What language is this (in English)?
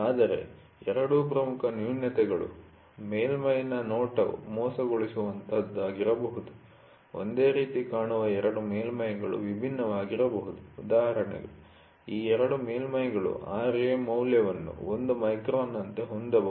Kannada